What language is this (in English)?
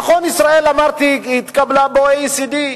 Hebrew